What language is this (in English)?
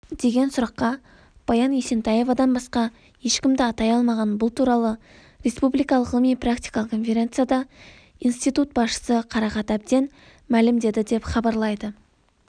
Kazakh